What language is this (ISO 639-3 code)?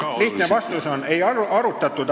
est